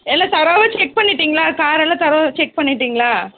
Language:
Tamil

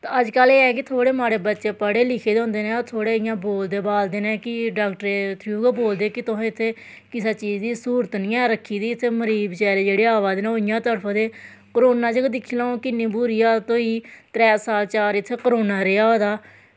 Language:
Dogri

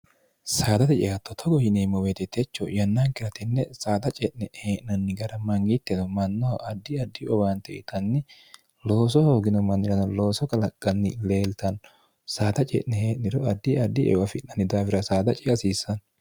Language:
Sidamo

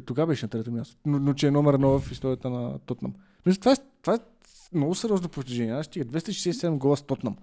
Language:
Bulgarian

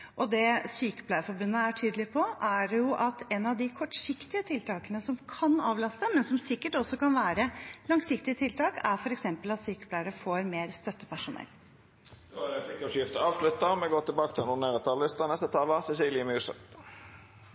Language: Norwegian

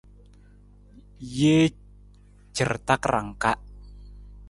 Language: Nawdm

